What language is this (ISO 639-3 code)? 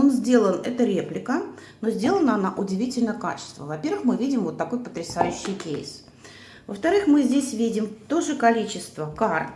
rus